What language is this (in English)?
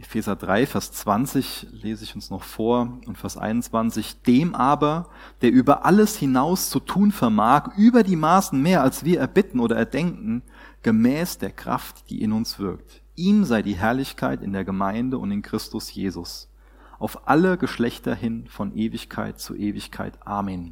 German